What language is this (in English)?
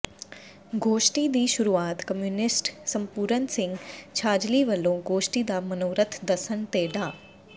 Punjabi